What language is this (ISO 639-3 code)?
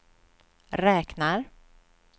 swe